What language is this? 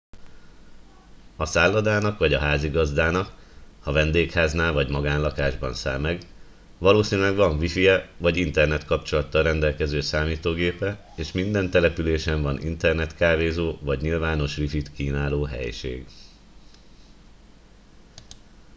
Hungarian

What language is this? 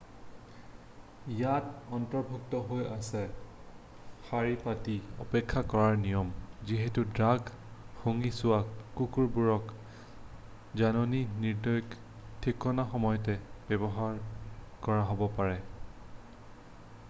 Assamese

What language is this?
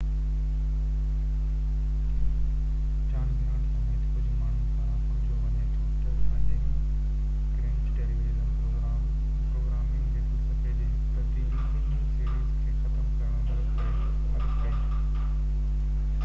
Sindhi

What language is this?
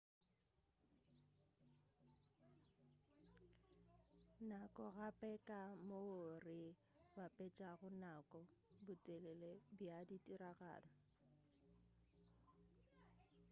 Northern Sotho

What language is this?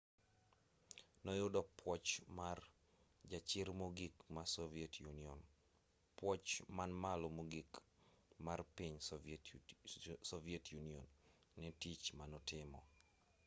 Luo (Kenya and Tanzania)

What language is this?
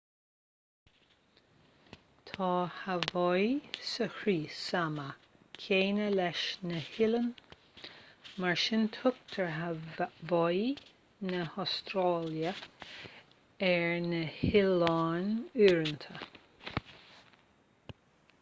Irish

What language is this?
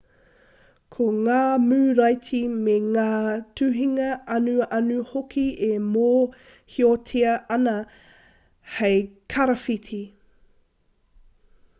Māori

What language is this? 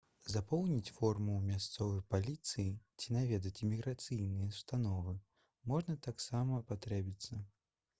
Belarusian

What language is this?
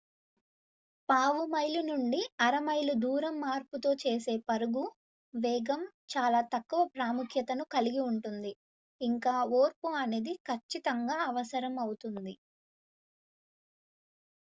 Telugu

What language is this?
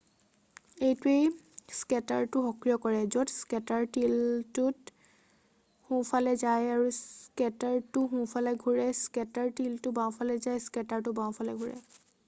Assamese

